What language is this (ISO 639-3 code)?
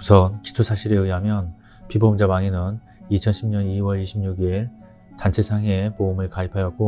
kor